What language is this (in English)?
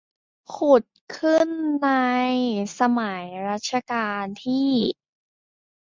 Thai